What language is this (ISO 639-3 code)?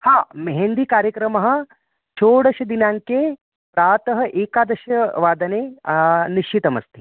san